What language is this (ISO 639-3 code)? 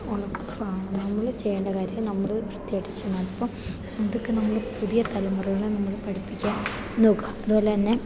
mal